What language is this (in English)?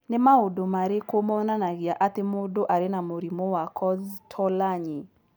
Kikuyu